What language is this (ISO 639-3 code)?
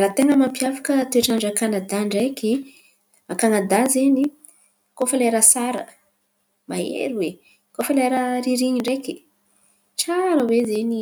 xmv